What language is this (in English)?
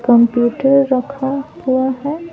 Hindi